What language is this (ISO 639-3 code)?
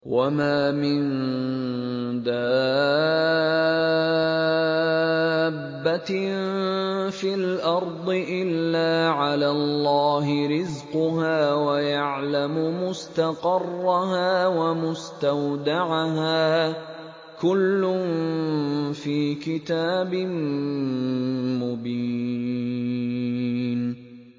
ara